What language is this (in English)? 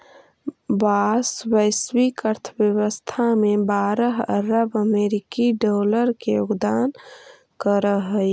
Magahi